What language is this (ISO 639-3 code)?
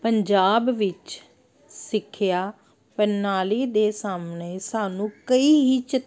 pan